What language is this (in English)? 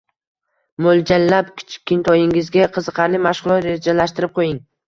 Uzbek